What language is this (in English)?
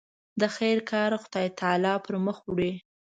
Pashto